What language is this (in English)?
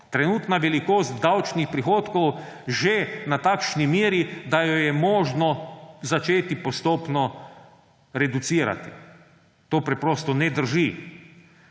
Slovenian